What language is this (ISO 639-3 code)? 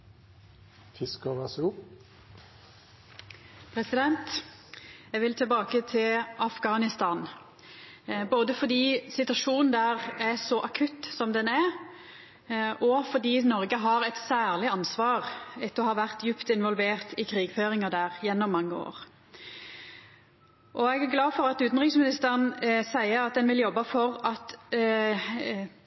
nno